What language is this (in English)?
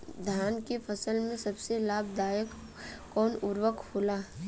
Bhojpuri